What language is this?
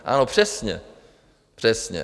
Czech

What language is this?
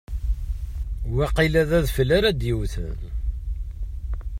Kabyle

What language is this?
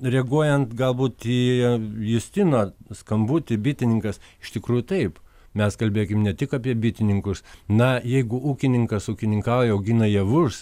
Lithuanian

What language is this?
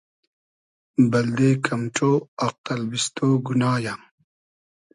Hazaragi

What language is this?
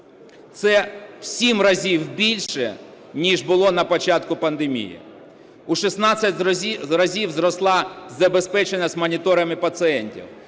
Ukrainian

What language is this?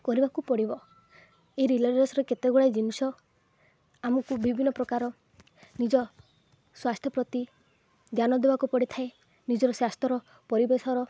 Odia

